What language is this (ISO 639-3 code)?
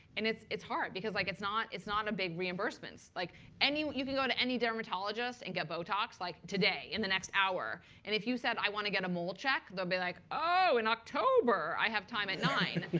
eng